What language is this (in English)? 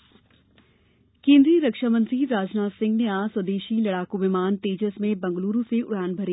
Hindi